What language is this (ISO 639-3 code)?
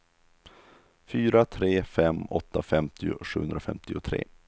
swe